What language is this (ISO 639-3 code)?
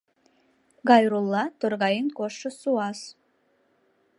chm